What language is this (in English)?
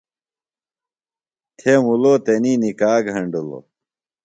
Phalura